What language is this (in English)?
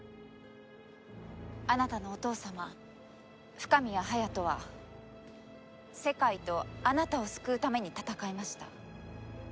Japanese